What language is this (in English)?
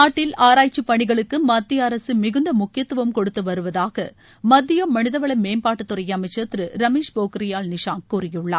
Tamil